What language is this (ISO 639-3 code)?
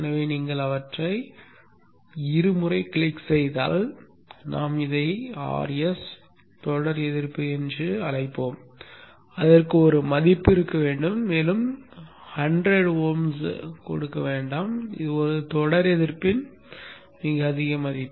tam